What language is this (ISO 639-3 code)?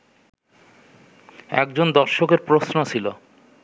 ben